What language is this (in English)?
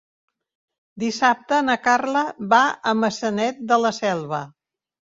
Catalan